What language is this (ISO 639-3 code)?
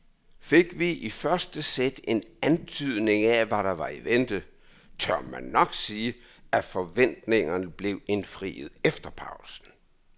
dan